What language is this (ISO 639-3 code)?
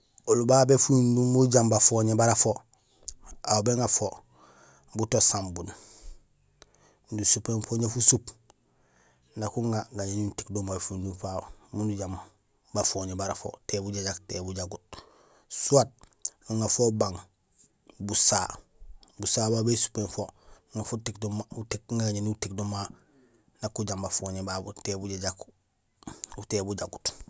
gsl